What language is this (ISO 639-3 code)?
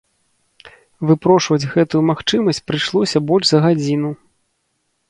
bel